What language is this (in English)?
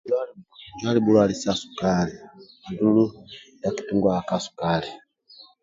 Amba (Uganda)